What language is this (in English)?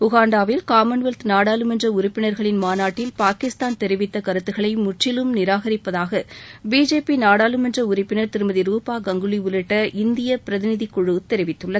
Tamil